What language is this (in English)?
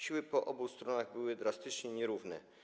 Polish